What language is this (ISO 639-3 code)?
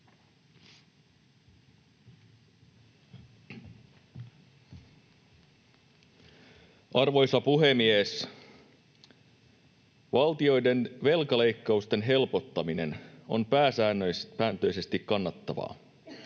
fin